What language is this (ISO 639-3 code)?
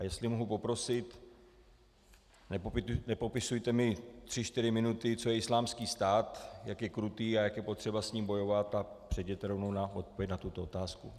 ces